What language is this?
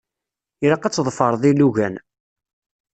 Kabyle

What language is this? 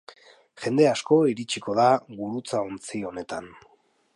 Basque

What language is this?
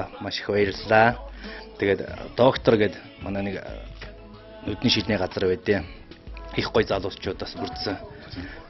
Romanian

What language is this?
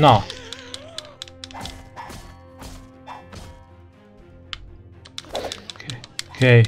Italian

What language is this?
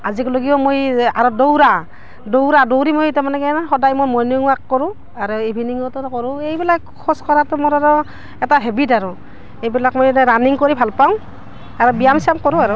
Assamese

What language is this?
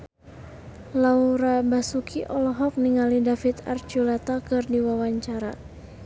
Sundanese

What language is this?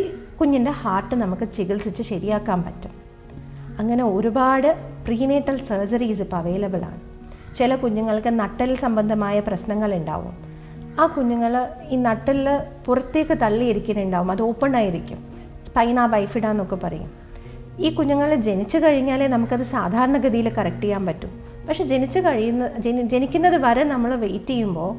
Malayalam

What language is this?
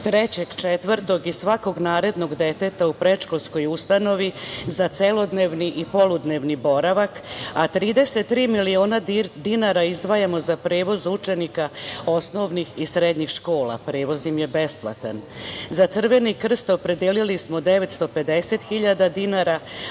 Serbian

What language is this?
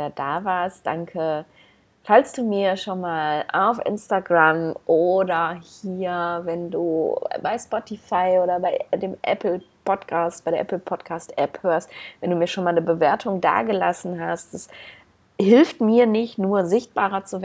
German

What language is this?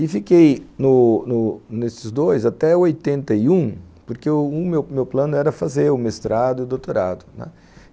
Portuguese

